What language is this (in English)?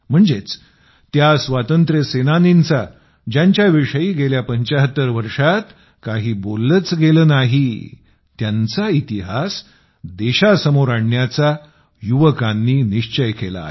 Marathi